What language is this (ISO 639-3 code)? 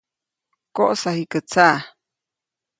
zoc